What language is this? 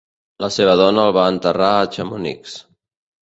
Catalan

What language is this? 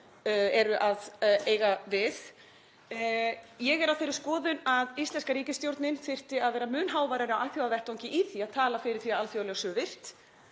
Icelandic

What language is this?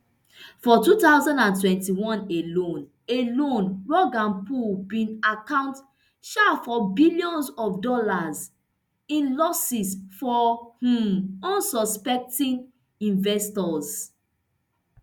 Nigerian Pidgin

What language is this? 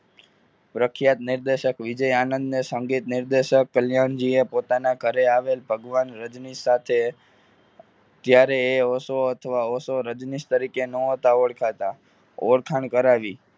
Gujarati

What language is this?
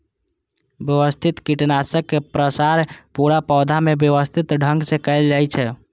Maithili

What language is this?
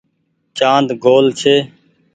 Goaria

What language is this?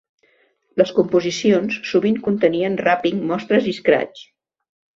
Catalan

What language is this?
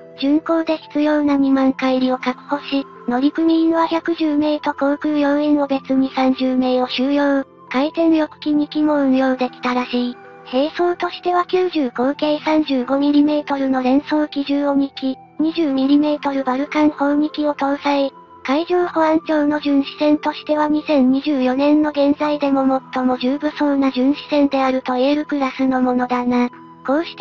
Japanese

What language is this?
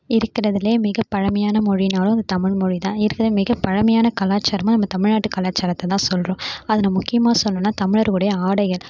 Tamil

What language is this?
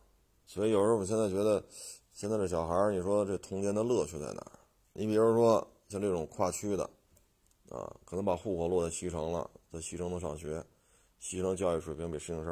Chinese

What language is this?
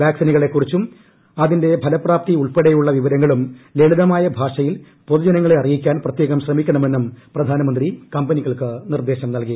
Malayalam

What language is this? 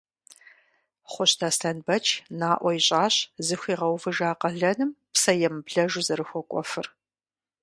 Kabardian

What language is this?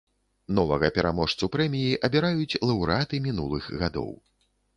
Belarusian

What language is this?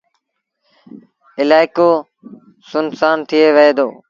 Sindhi Bhil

